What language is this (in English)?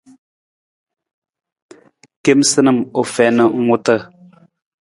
Nawdm